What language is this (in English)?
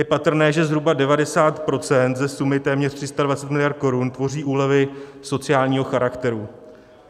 Czech